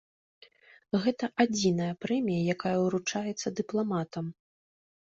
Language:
Belarusian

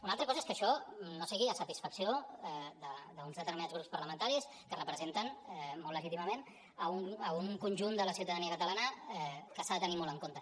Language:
Catalan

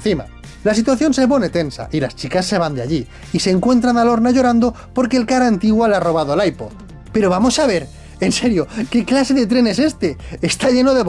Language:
Spanish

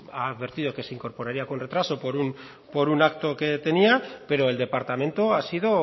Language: Spanish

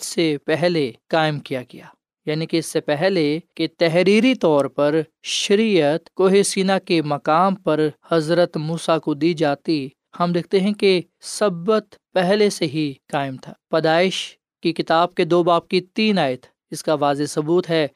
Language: Urdu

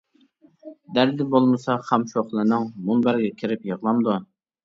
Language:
Uyghur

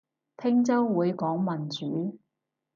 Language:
Cantonese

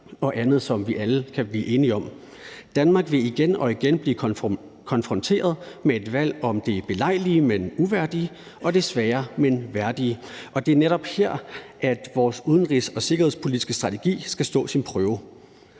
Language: Danish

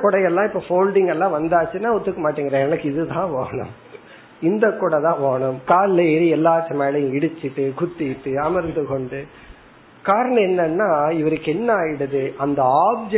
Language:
Tamil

